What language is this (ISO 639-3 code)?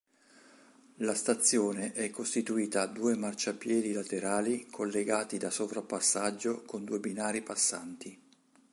ita